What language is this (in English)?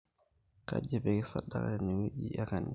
Masai